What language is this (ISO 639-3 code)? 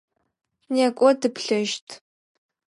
ady